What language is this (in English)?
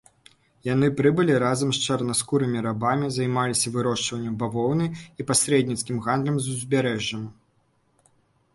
Belarusian